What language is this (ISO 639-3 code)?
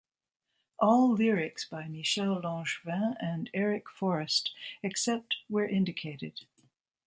eng